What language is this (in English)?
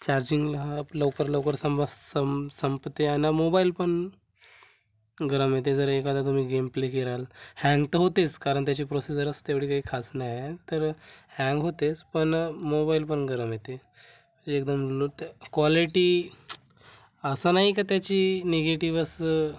Marathi